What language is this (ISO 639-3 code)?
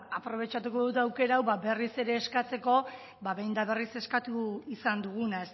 eus